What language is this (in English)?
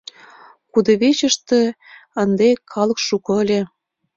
Mari